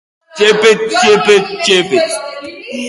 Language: Basque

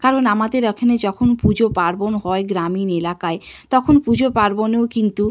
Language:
Bangla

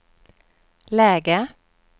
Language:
Swedish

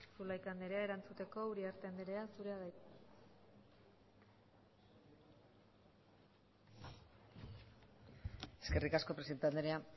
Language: Basque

